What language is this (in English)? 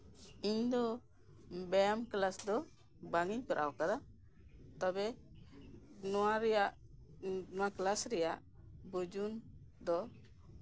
Santali